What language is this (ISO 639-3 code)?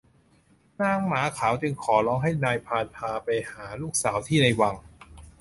tha